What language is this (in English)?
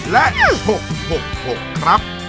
Thai